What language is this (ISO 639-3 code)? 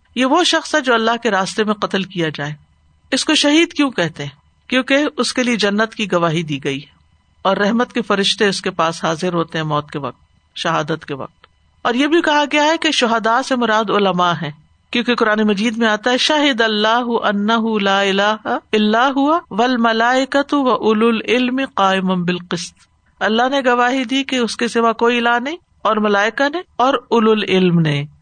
urd